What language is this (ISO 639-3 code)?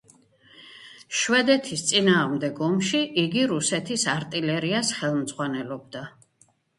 kat